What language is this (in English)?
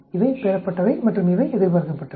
Tamil